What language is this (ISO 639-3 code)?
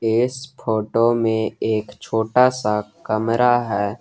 hin